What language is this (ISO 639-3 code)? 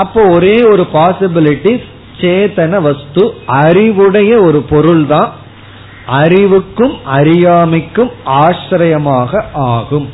tam